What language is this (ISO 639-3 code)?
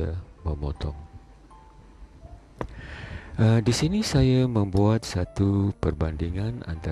msa